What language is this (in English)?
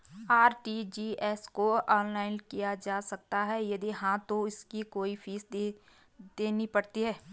Hindi